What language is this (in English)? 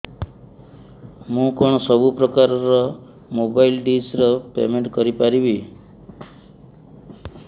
Odia